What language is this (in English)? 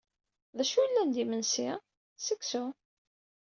Kabyle